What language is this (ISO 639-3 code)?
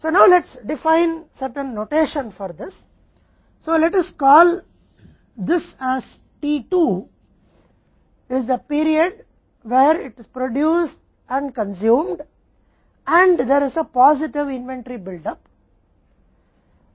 hin